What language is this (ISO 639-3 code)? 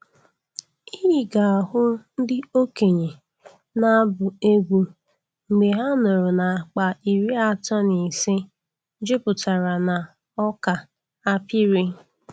ibo